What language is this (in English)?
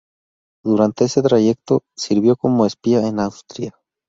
Spanish